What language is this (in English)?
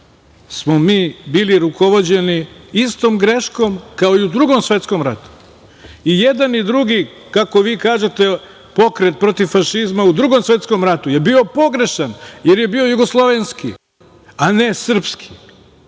Serbian